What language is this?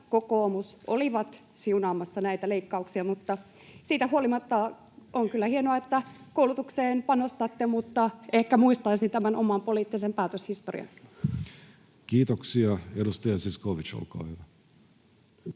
Finnish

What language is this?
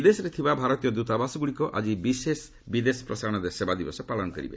Odia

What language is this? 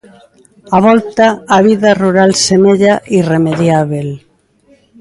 Galician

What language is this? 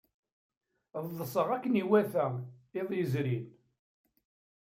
Kabyle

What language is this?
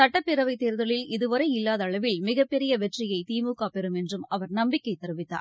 Tamil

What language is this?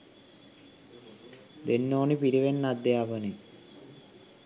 Sinhala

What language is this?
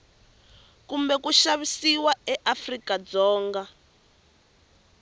Tsonga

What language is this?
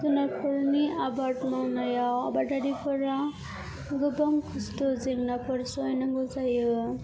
Bodo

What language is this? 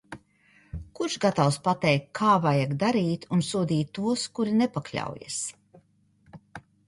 Latvian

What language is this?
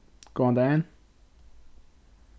Faroese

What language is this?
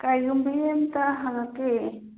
Manipuri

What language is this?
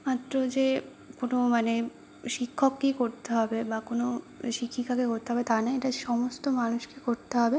Bangla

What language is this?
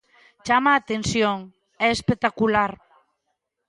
Galician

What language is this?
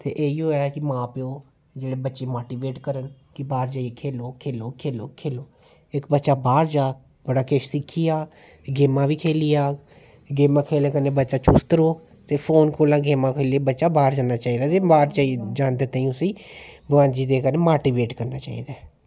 Dogri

